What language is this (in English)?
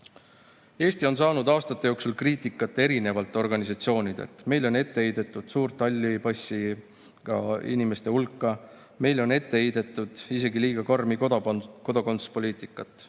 Estonian